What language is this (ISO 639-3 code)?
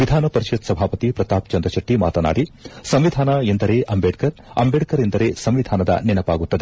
kan